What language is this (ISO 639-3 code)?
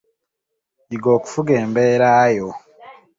lug